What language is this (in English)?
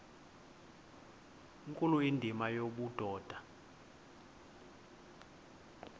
Xhosa